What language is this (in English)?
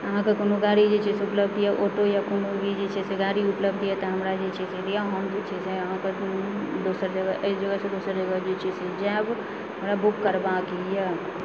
Maithili